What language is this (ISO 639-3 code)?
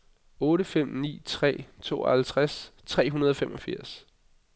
dan